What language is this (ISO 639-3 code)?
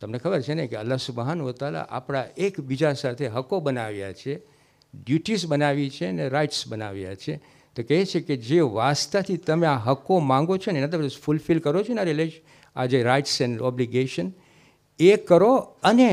guj